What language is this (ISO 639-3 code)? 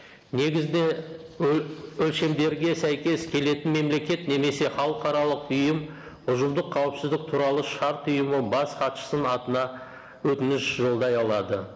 kaz